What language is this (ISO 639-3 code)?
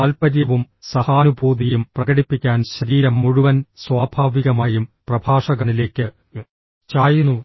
mal